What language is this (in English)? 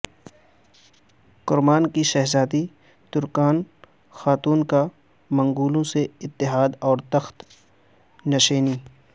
Urdu